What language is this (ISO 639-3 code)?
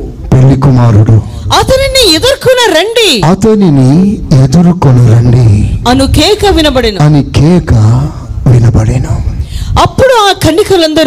tel